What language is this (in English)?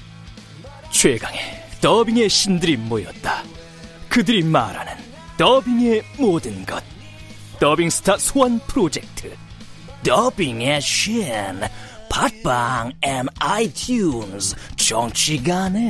Korean